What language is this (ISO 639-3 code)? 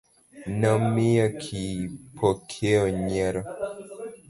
luo